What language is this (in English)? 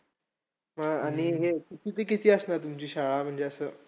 Marathi